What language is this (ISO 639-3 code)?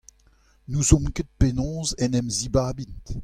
bre